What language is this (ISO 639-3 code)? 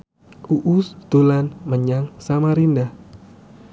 jav